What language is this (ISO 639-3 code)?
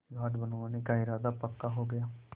hin